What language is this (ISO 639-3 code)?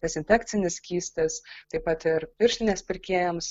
lit